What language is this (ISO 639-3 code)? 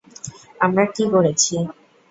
ben